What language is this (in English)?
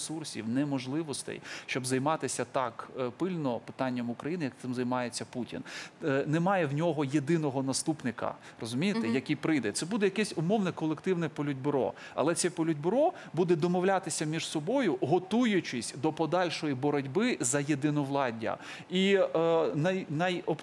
Ukrainian